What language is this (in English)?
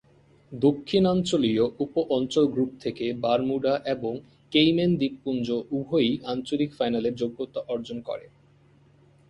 Bangla